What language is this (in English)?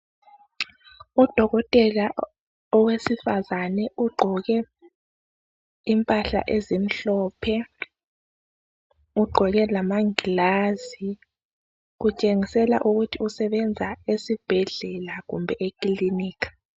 North Ndebele